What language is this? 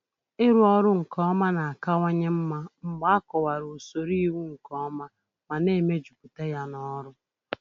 Igbo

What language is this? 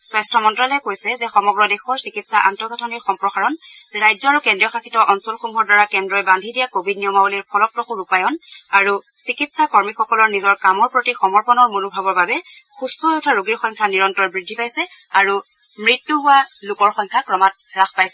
Assamese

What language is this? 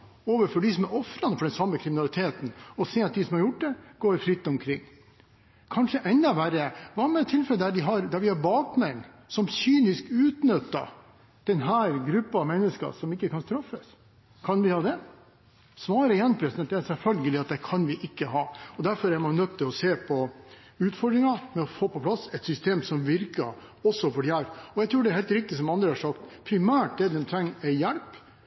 Norwegian Bokmål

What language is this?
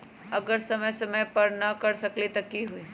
Magahi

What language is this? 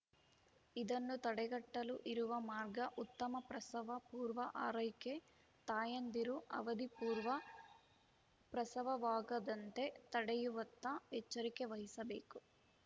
Kannada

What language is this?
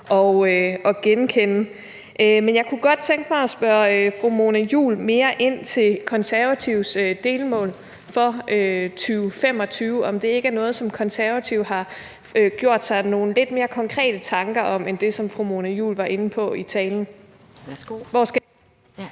Danish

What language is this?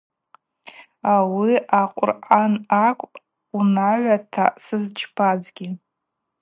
Abaza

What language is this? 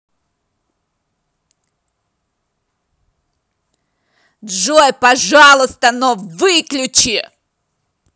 Russian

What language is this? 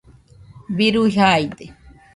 Nüpode Huitoto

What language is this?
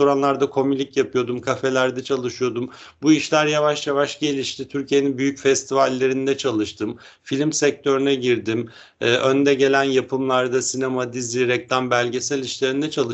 Turkish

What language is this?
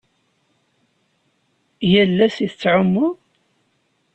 Kabyle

